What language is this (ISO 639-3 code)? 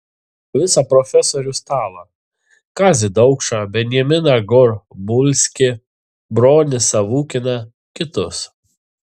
lit